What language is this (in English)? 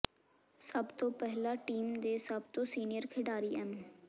Punjabi